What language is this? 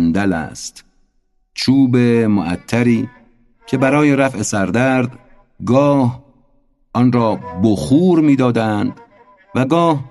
Persian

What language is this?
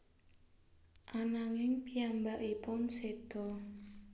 Javanese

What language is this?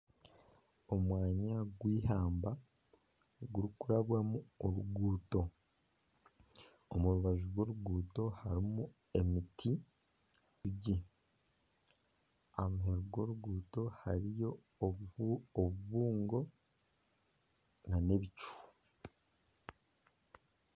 Nyankole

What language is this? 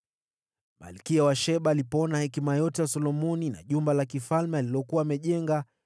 Swahili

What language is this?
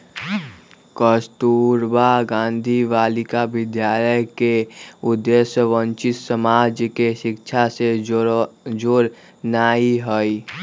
Magahi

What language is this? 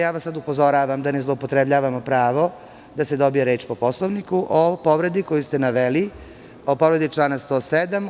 Serbian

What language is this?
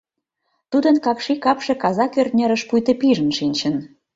Mari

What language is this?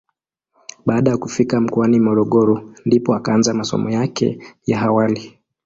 Swahili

